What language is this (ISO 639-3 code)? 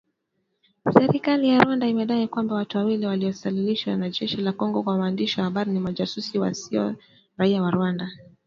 swa